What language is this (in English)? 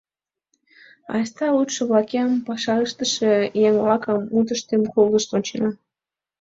Mari